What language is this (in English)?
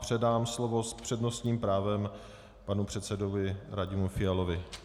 Czech